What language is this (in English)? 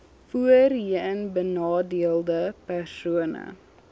Afrikaans